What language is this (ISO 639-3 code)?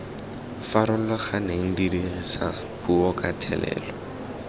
tsn